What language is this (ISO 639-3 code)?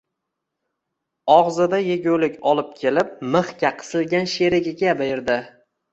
uzb